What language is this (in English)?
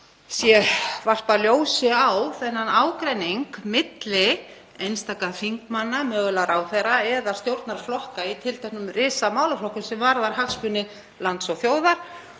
Icelandic